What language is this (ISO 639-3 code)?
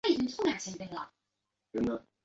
zho